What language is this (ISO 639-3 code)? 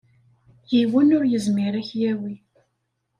kab